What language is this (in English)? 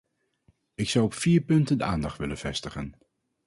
Dutch